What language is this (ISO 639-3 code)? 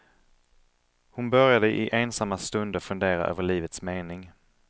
swe